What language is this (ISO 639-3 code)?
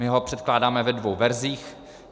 ces